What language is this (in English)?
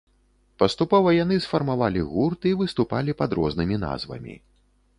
Belarusian